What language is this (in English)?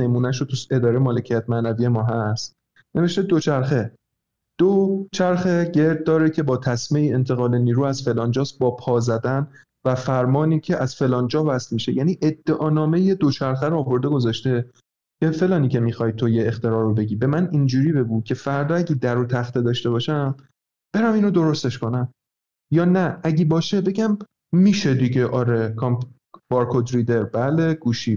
Persian